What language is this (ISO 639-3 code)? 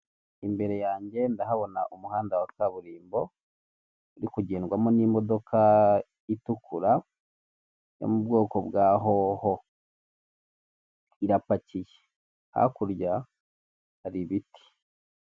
kin